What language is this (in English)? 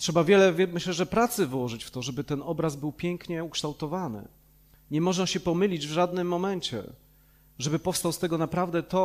Polish